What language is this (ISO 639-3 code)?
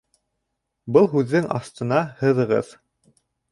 bak